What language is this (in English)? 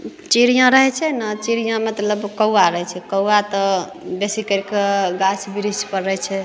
Maithili